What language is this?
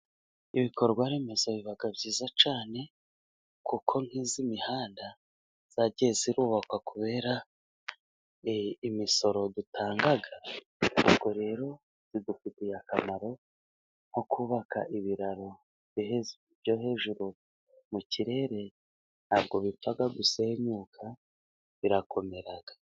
Kinyarwanda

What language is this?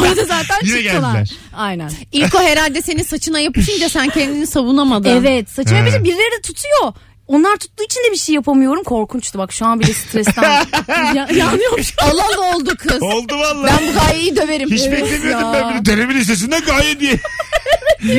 Turkish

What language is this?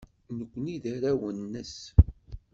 Kabyle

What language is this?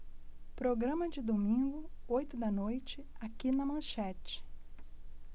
Portuguese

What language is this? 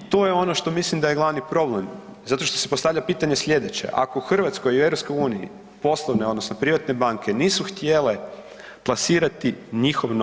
Croatian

